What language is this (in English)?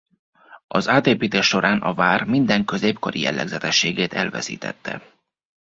Hungarian